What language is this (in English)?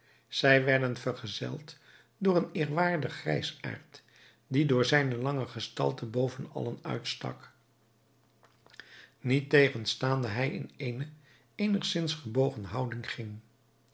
Dutch